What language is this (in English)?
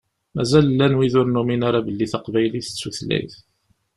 Kabyle